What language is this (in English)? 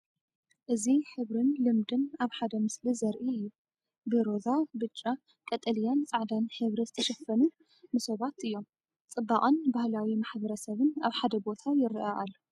Tigrinya